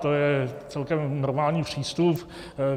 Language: Czech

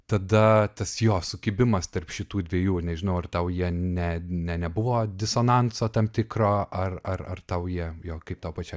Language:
Lithuanian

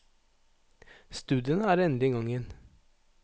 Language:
Norwegian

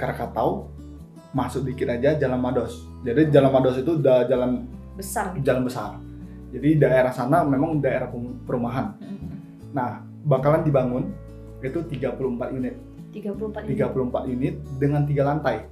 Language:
Indonesian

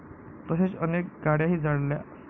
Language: Marathi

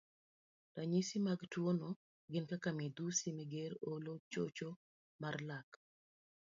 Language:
Luo (Kenya and Tanzania)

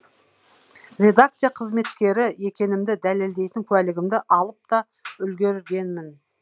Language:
Kazakh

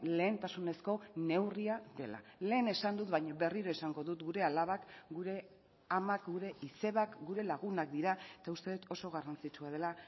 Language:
Basque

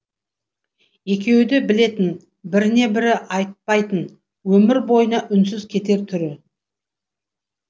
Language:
Kazakh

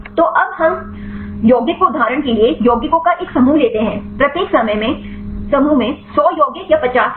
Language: Hindi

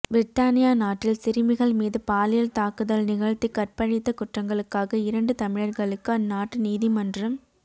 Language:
Tamil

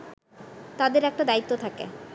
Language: Bangla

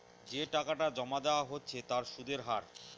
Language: Bangla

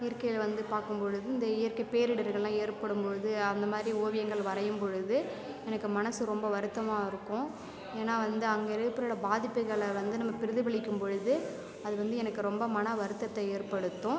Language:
Tamil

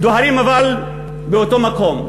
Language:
Hebrew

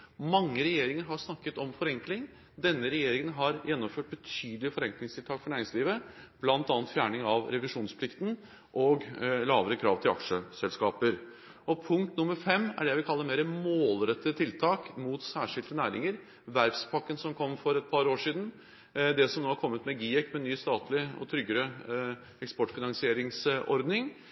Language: Norwegian Bokmål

